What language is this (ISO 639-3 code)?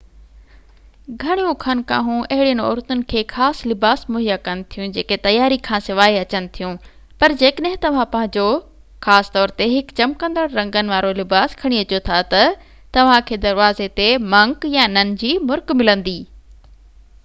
snd